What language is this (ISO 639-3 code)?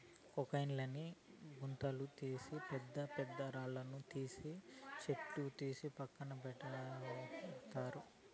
tel